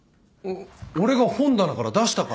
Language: Japanese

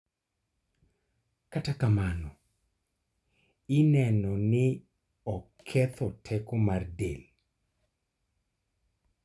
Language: Luo (Kenya and Tanzania)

